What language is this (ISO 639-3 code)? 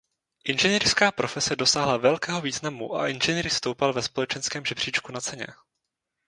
ces